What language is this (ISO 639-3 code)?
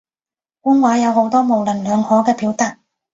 yue